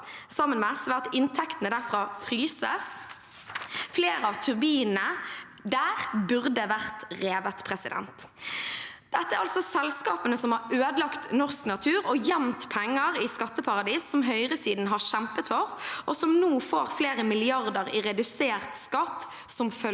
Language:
Norwegian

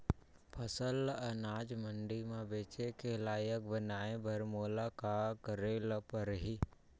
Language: Chhattisgarhi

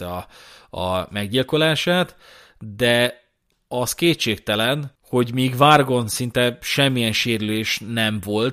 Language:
Hungarian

